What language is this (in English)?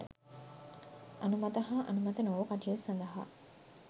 Sinhala